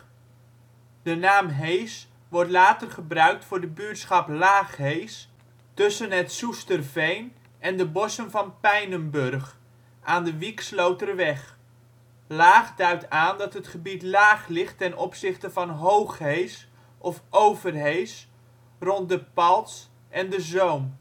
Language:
Dutch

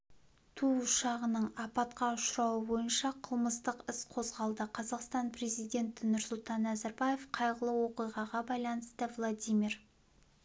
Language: Kazakh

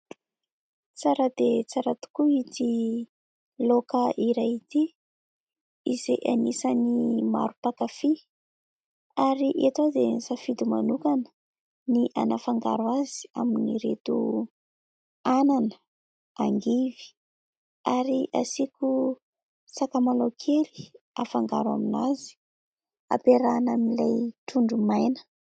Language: Malagasy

